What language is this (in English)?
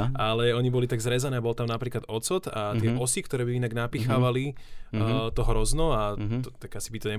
Slovak